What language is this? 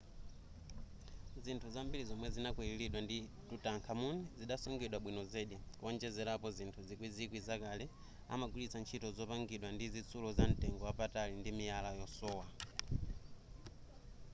Nyanja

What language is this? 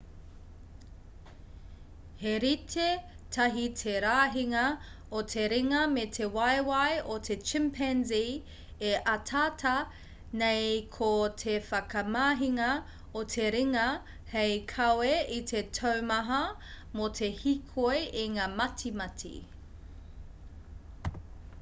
Māori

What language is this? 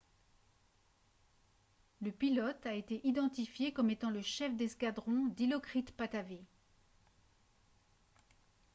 French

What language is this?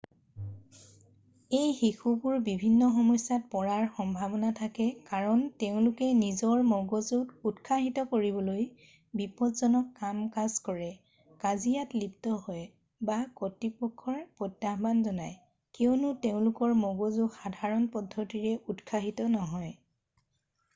Assamese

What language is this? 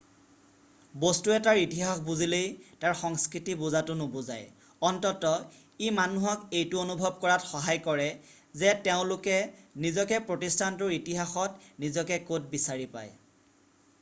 Assamese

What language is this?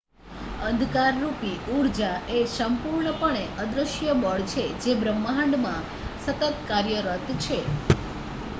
Gujarati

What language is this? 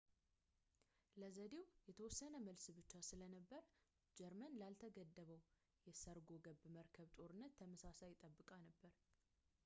Amharic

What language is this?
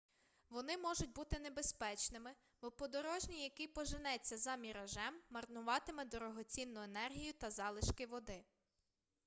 Ukrainian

